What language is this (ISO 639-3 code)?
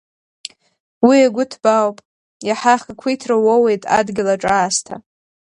abk